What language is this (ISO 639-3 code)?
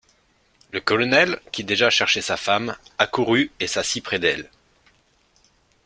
fra